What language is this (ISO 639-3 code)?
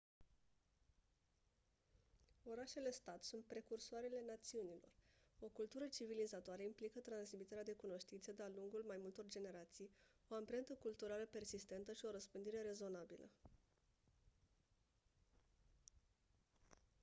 ron